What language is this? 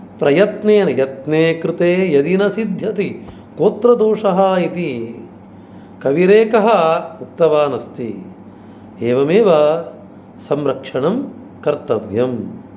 Sanskrit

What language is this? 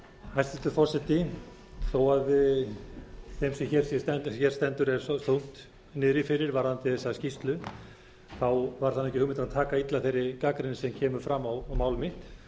Icelandic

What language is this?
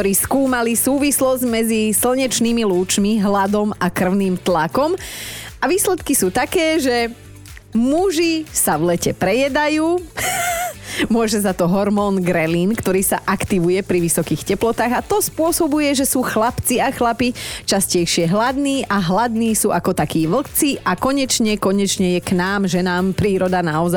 Slovak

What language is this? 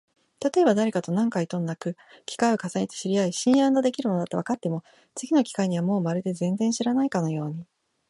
Japanese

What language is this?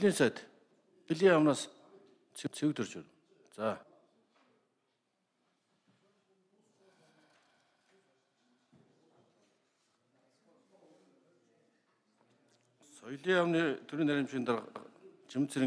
Arabic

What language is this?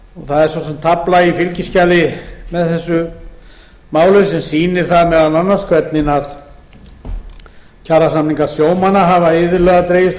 Icelandic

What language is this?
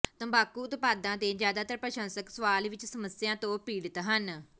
Punjabi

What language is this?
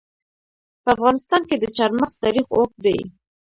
Pashto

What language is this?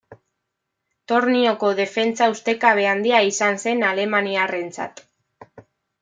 Basque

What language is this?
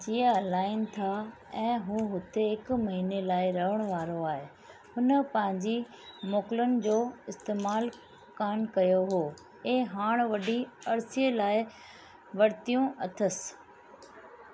Sindhi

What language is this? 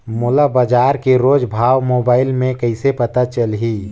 Chhattisgarhi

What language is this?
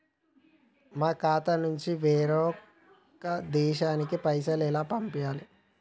Telugu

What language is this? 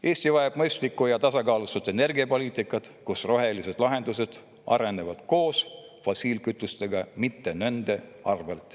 Estonian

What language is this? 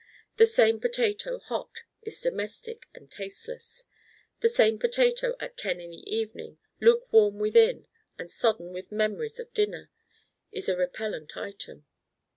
English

